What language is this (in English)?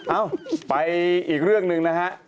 Thai